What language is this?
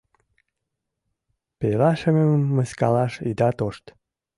Mari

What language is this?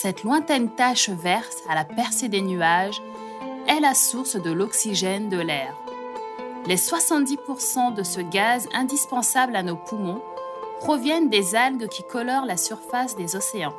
French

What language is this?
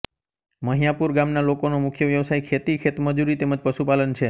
Gujarati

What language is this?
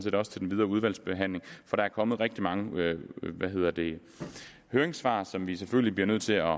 Danish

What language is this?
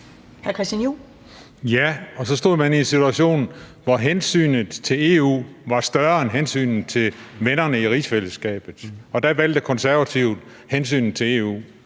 Danish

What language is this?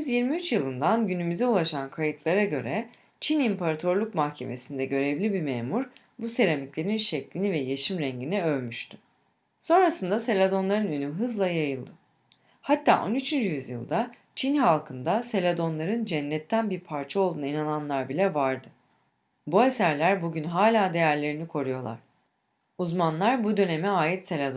Turkish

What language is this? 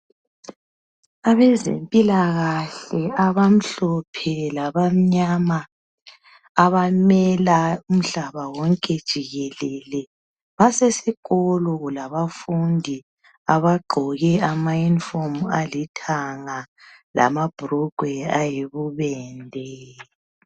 North Ndebele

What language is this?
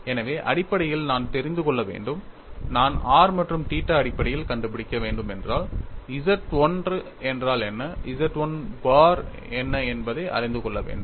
Tamil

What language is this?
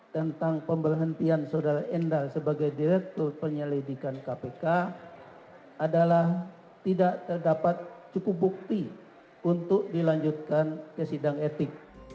Indonesian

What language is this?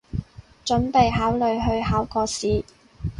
Cantonese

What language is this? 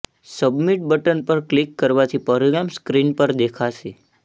Gujarati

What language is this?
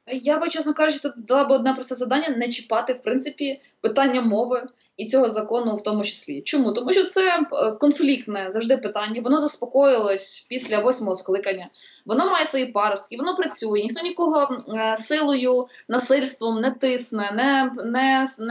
Ukrainian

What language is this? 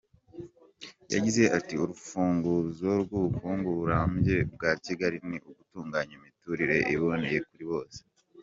Kinyarwanda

